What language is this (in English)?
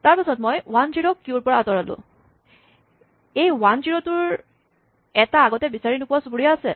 Assamese